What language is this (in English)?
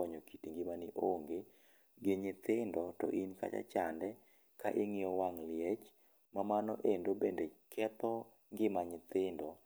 Luo (Kenya and Tanzania)